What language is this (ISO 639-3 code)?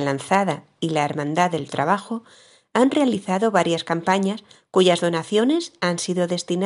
spa